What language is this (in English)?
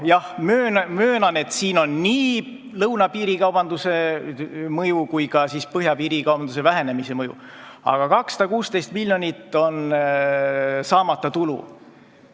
Estonian